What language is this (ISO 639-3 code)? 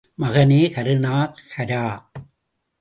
tam